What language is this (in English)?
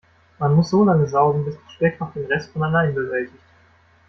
German